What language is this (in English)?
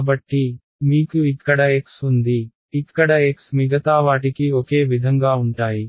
Telugu